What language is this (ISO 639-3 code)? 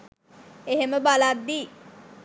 sin